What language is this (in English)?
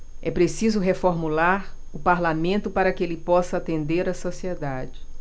Portuguese